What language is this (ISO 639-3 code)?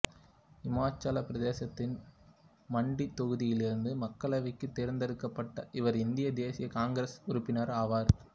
tam